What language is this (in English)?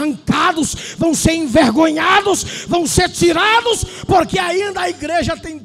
Portuguese